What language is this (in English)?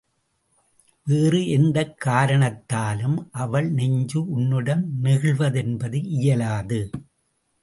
Tamil